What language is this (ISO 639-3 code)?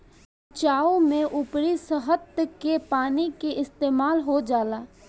bho